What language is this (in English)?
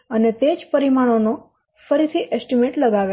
Gujarati